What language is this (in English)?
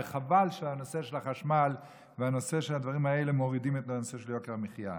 Hebrew